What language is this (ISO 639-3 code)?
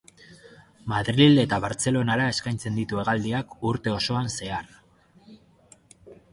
eus